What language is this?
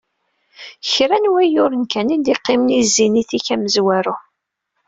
Kabyle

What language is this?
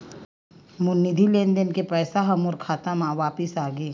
Chhattisgarhi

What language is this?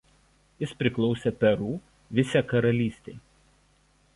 Lithuanian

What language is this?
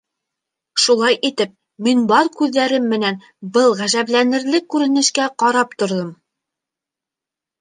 Bashkir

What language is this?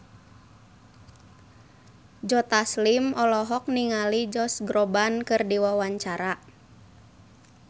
Sundanese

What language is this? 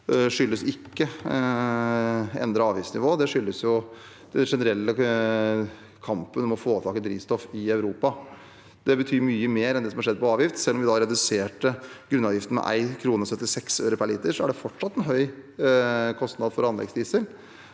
Norwegian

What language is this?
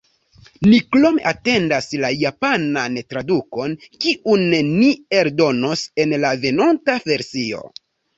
Esperanto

